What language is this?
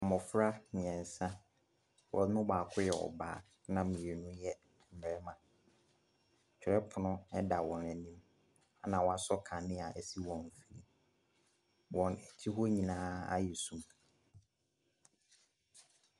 Akan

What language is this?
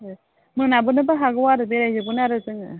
Bodo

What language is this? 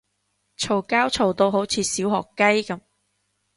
Cantonese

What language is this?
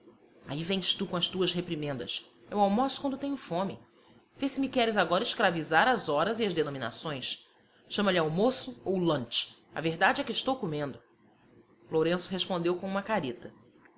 Portuguese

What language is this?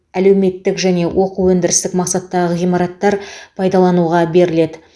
Kazakh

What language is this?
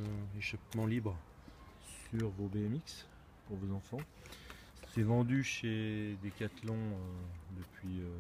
French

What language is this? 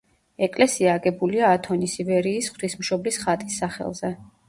Georgian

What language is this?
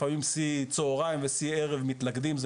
Hebrew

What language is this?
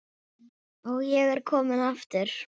Icelandic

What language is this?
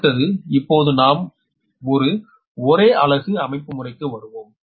Tamil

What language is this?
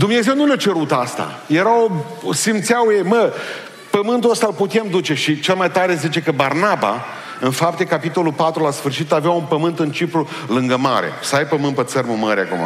Romanian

